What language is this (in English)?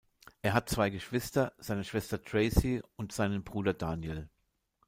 German